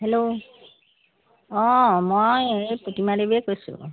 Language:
Assamese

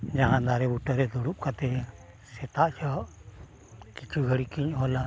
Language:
Santali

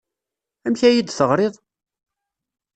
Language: Kabyle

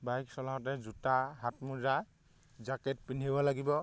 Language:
Assamese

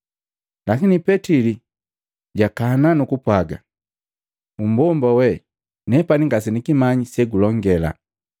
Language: Matengo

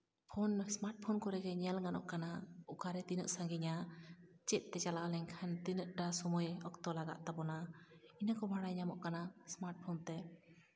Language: Santali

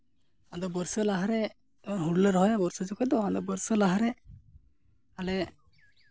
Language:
Santali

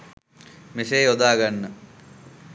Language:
Sinhala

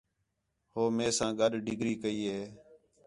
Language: Khetrani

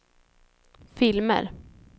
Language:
Swedish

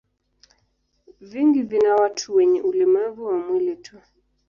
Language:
Swahili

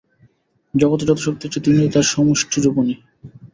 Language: Bangla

